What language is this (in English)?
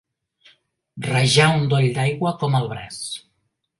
Catalan